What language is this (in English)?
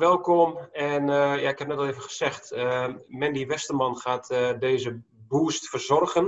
Dutch